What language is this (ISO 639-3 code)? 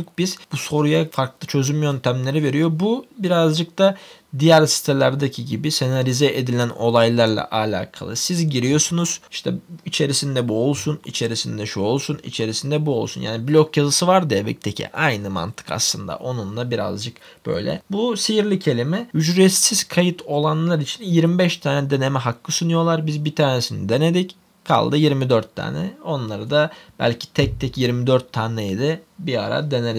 tur